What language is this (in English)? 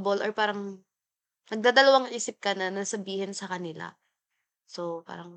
Filipino